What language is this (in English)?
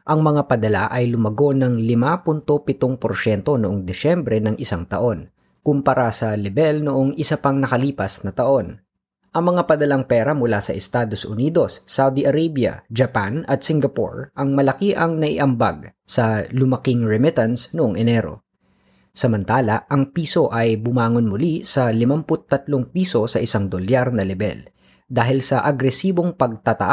Filipino